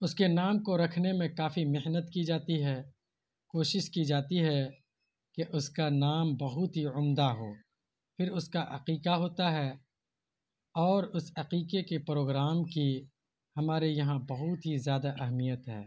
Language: Urdu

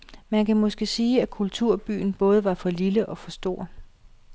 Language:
Danish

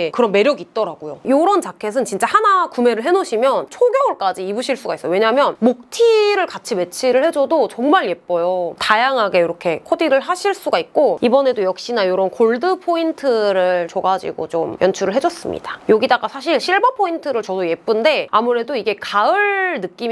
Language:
Korean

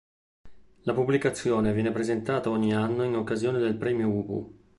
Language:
Italian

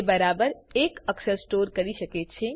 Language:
Gujarati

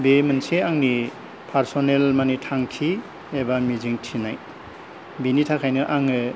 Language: Bodo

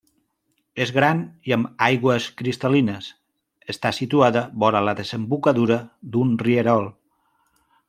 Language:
Catalan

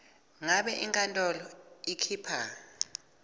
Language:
Swati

